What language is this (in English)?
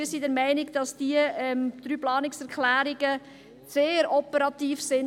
Swiss German